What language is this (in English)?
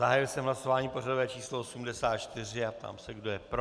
Czech